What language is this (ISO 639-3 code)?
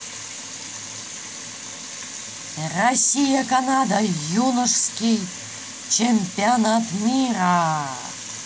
rus